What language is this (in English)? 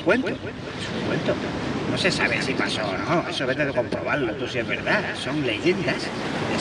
Spanish